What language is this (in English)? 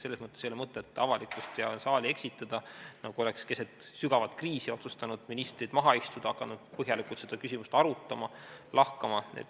Estonian